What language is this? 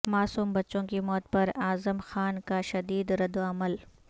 Urdu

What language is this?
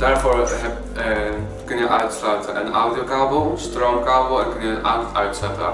Dutch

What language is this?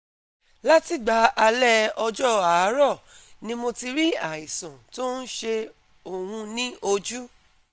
Yoruba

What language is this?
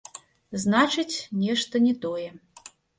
Belarusian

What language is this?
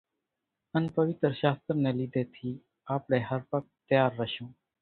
Kachi Koli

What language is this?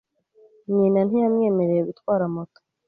Kinyarwanda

